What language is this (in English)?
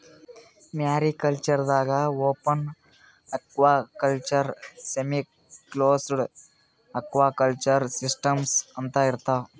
Kannada